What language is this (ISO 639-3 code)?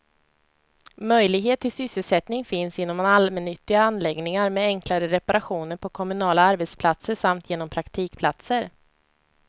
swe